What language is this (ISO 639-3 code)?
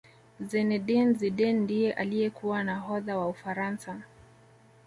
swa